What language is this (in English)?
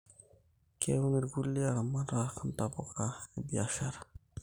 Masai